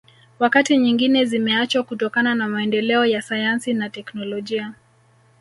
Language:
Swahili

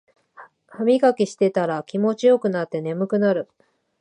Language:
Japanese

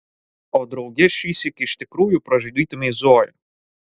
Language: Lithuanian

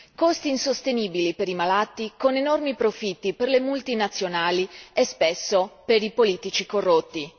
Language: Italian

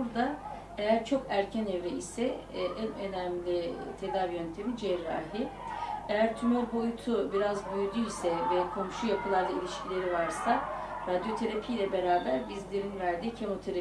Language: Turkish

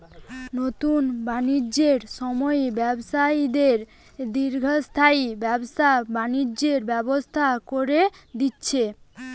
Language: Bangla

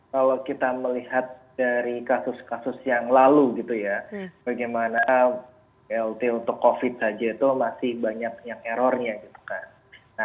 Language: Indonesian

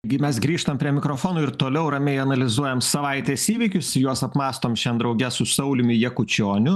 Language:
Lithuanian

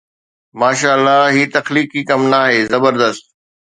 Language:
Sindhi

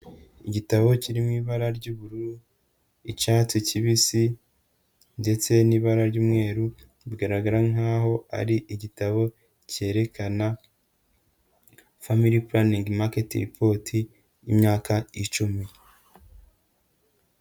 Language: Kinyarwanda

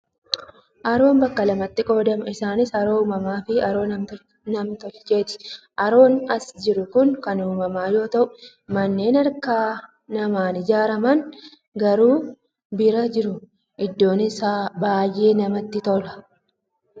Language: Oromo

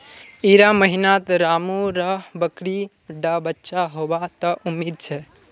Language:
Magahi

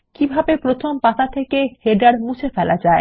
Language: Bangla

